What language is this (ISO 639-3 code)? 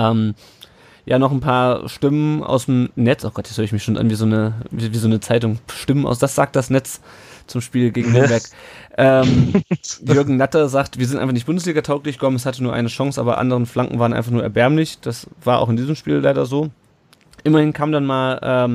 deu